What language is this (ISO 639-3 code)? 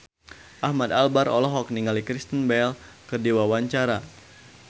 sun